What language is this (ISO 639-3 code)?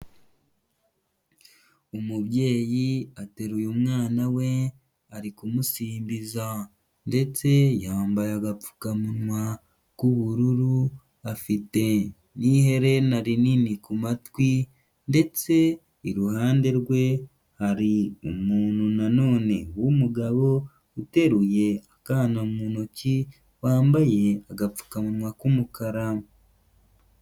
kin